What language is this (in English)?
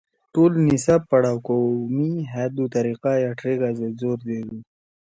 Torwali